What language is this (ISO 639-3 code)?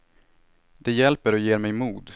swe